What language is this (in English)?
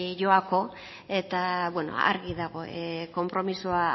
Basque